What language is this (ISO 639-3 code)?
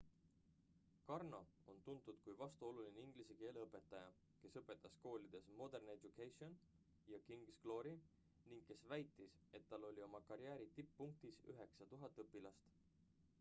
est